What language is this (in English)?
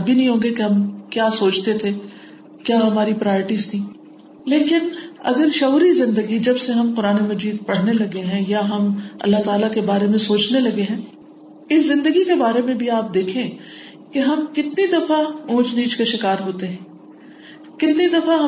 Urdu